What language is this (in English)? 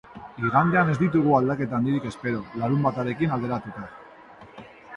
Basque